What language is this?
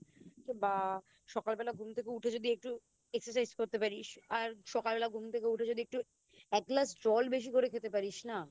Bangla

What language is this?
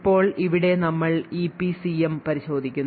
Malayalam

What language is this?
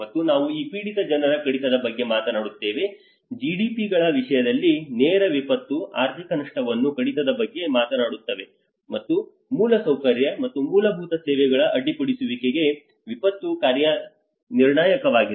Kannada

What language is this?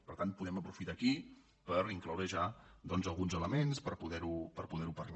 Catalan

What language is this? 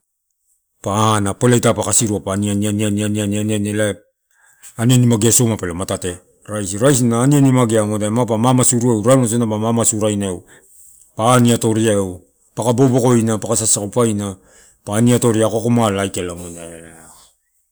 Torau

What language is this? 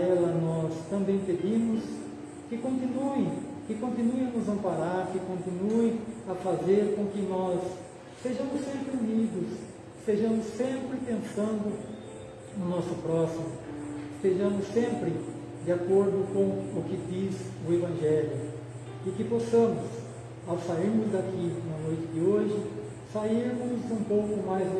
Portuguese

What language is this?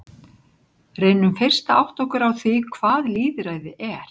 Icelandic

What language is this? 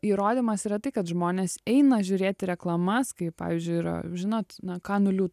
Lithuanian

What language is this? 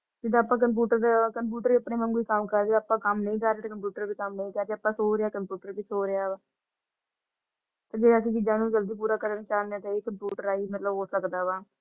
Punjabi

